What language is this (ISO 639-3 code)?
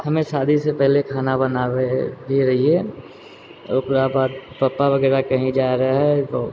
mai